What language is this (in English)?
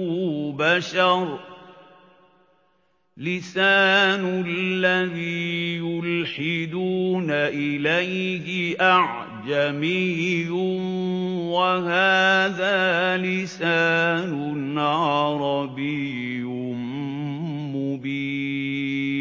Arabic